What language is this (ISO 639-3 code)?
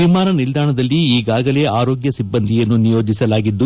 kan